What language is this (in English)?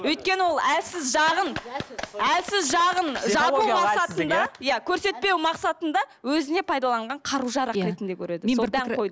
Kazakh